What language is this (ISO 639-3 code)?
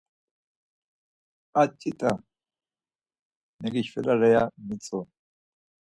lzz